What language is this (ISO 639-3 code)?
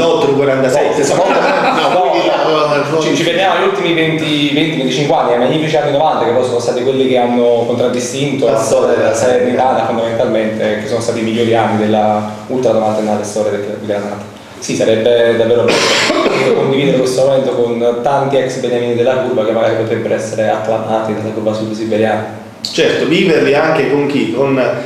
ita